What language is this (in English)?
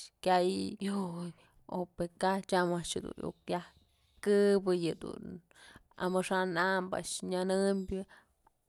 Mazatlán Mixe